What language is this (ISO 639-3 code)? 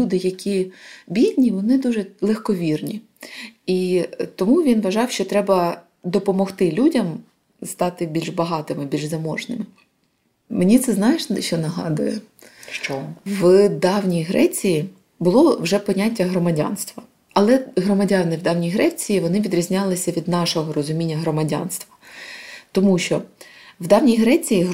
ukr